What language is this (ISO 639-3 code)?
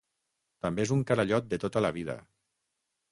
cat